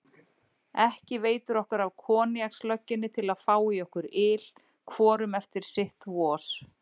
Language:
Icelandic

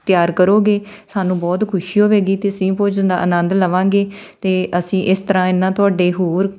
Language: Punjabi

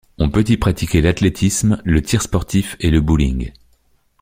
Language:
French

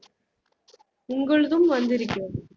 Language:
Tamil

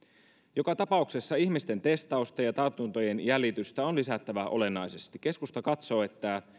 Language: Finnish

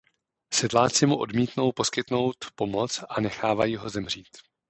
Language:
Czech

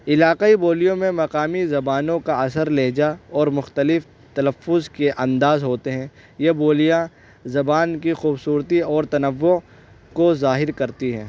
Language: Urdu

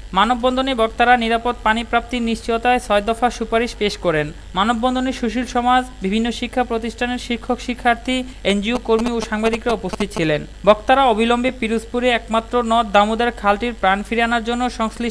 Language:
Bangla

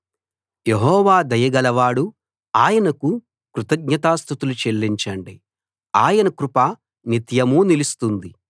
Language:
Telugu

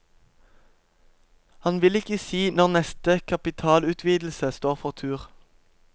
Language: Norwegian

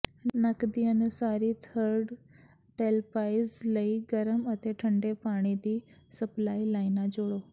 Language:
Punjabi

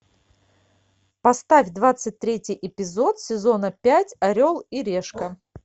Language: Russian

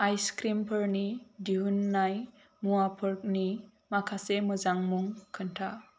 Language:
Bodo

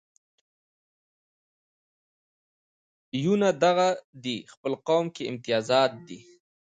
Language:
Pashto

